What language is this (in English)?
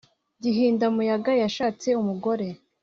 Kinyarwanda